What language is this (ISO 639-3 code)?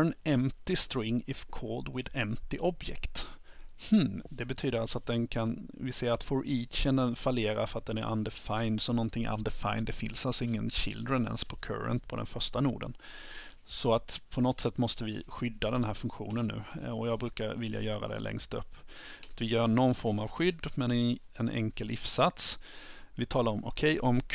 swe